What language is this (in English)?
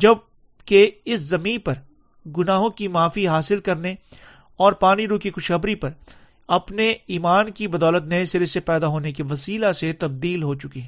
Urdu